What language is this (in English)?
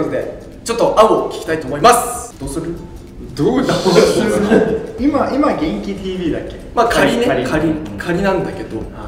Japanese